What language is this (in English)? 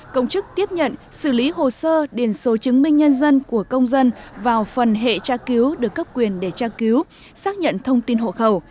Vietnamese